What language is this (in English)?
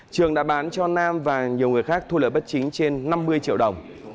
Vietnamese